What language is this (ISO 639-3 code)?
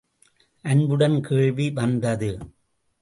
tam